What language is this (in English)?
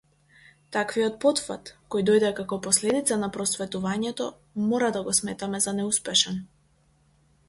Macedonian